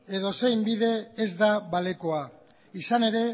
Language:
Basque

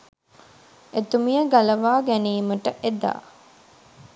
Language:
Sinhala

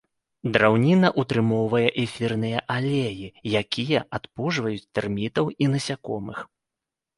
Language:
Belarusian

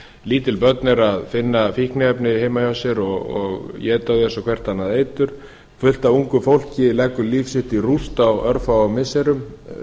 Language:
Icelandic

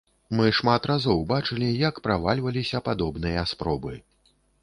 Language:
Belarusian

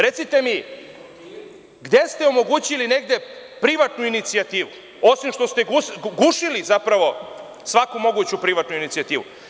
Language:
Serbian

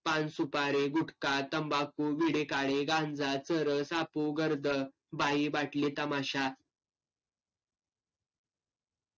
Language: Marathi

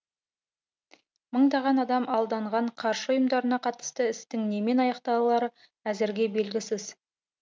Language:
Kazakh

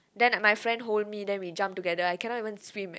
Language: English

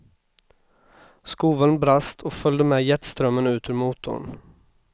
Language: Swedish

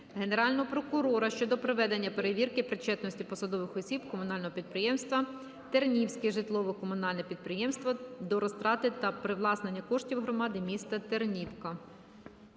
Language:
Ukrainian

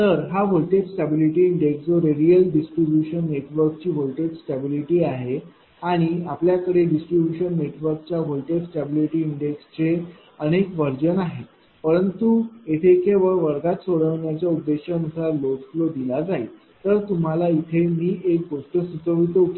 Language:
Marathi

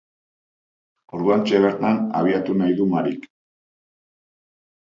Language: Basque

